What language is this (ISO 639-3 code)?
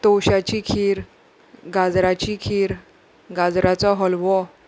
kok